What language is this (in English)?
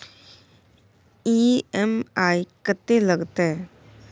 Maithili